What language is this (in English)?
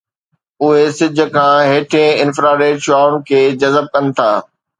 Sindhi